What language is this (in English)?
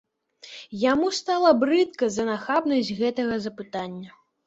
Belarusian